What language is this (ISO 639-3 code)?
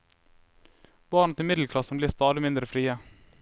nor